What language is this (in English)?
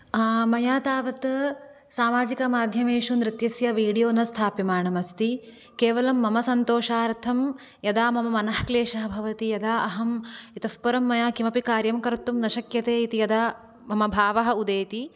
Sanskrit